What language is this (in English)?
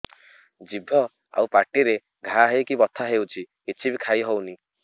Odia